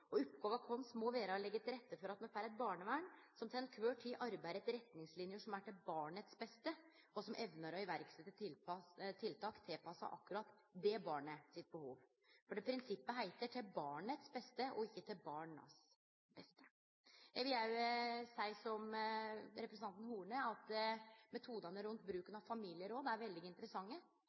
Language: Norwegian Nynorsk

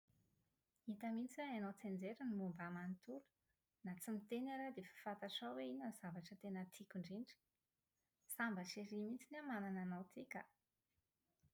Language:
Malagasy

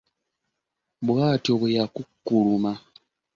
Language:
Ganda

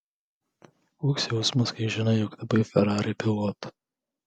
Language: Lithuanian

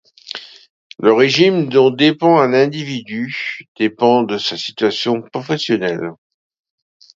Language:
French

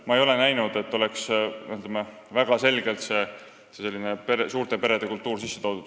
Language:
Estonian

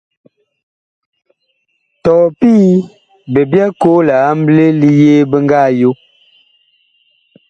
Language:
Bakoko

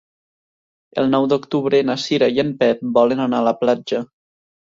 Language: Catalan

